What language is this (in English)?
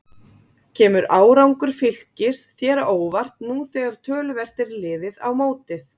Icelandic